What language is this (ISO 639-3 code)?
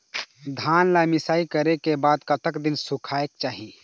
hne